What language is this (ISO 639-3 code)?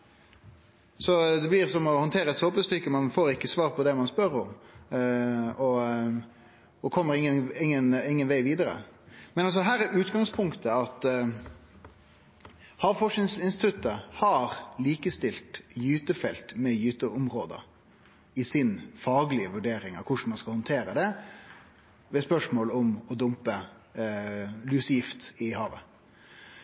nno